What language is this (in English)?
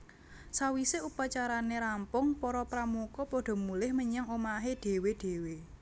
Javanese